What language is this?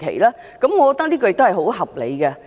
Cantonese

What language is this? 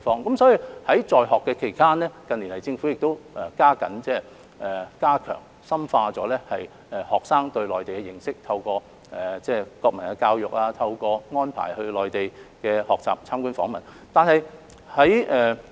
Cantonese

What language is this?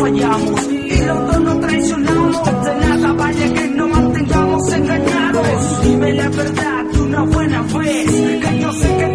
Romanian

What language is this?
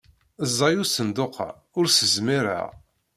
Kabyle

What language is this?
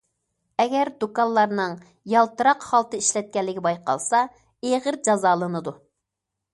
Uyghur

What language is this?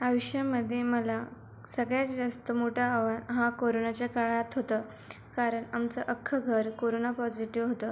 Marathi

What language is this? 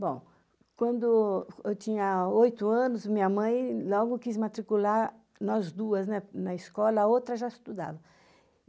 Portuguese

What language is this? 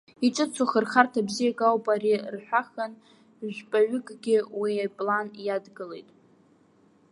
Abkhazian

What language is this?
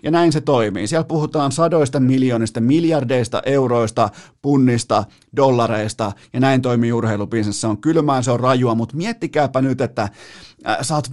Finnish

